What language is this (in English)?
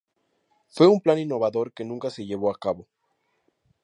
Spanish